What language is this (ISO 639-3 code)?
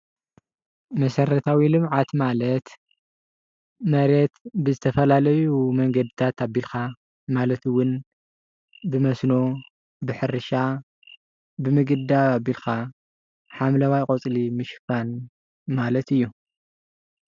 tir